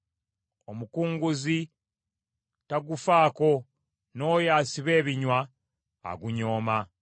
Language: Ganda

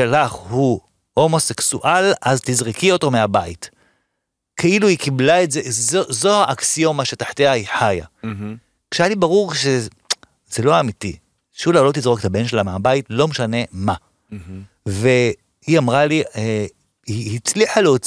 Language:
Hebrew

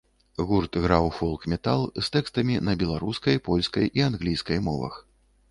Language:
Belarusian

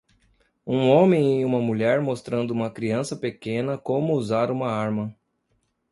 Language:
Portuguese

